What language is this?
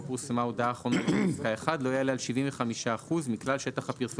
Hebrew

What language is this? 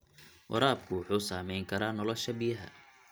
Somali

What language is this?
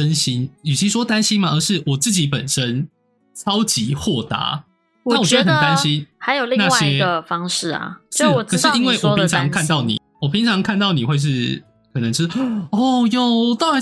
Chinese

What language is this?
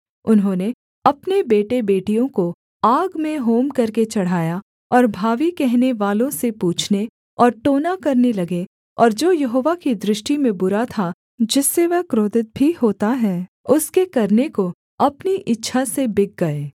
Hindi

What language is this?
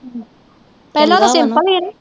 Punjabi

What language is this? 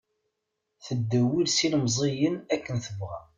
Kabyle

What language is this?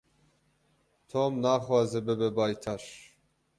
Kurdish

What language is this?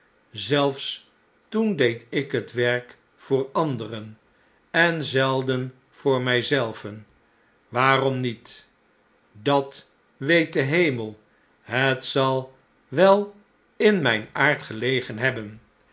Dutch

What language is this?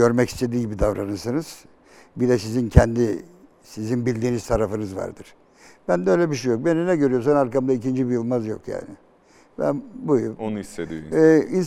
Turkish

